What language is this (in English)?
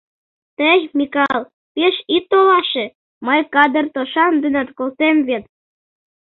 Mari